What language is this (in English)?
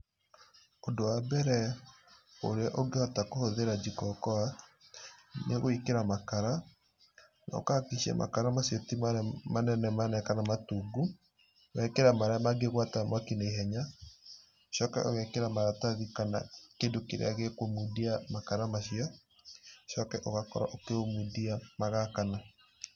Kikuyu